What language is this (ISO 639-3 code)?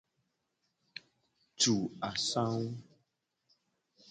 gej